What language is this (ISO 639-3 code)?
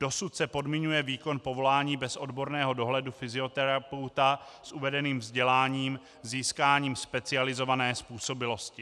ces